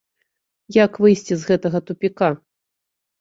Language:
Belarusian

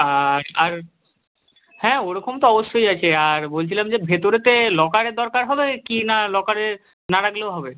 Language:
Bangla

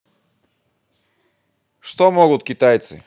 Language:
Russian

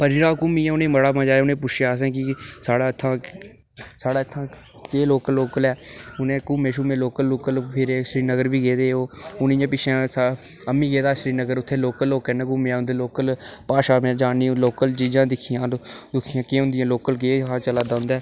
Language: Dogri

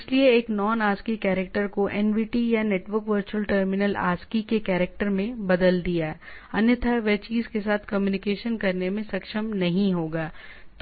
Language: Hindi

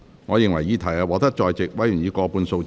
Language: Cantonese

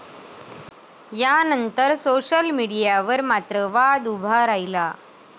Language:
Marathi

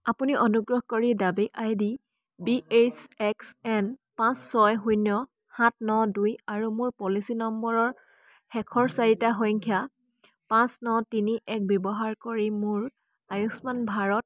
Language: Assamese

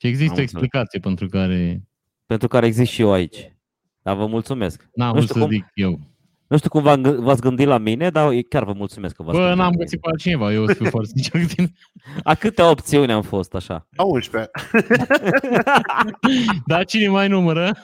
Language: Romanian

